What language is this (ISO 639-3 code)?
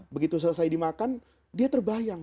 ind